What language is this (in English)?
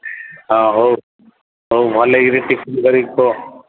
Odia